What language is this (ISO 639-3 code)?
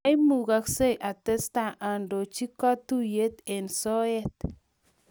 kln